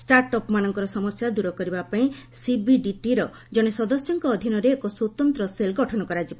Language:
Odia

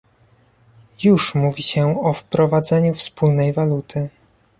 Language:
Polish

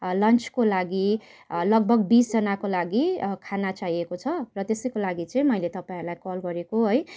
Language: Nepali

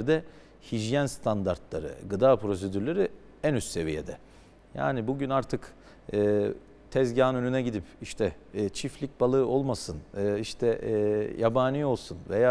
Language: Turkish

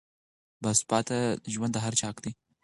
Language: Pashto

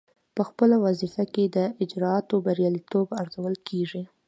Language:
Pashto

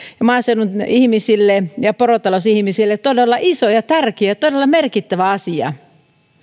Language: Finnish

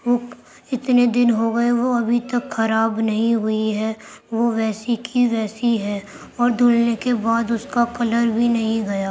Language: Urdu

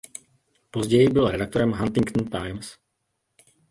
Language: Czech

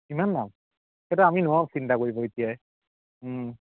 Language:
Assamese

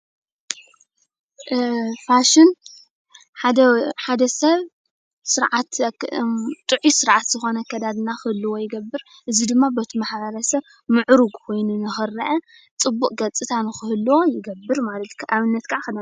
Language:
Tigrinya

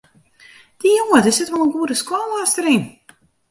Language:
Western Frisian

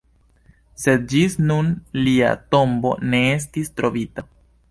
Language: Esperanto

